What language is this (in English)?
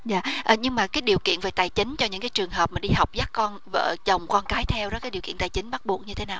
Vietnamese